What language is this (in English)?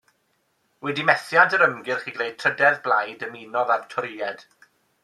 Welsh